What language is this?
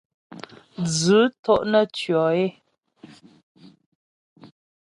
Ghomala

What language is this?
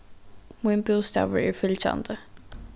Faroese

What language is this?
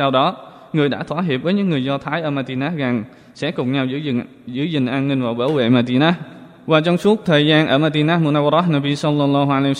Vietnamese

